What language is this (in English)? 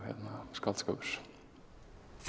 Icelandic